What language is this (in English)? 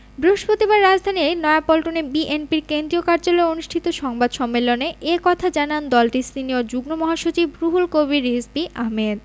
Bangla